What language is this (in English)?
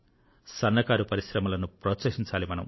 Telugu